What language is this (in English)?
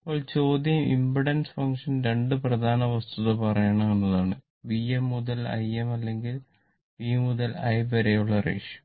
Malayalam